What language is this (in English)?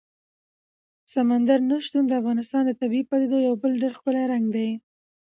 Pashto